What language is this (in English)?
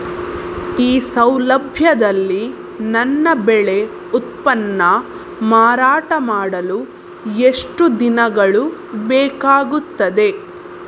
Kannada